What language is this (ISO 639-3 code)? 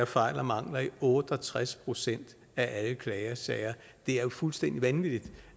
dan